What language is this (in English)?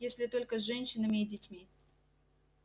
Russian